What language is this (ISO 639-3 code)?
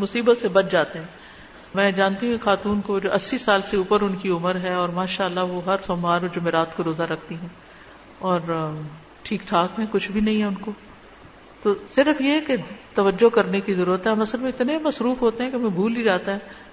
urd